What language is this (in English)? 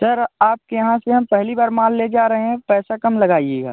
Hindi